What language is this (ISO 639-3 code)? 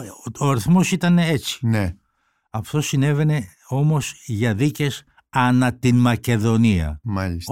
ell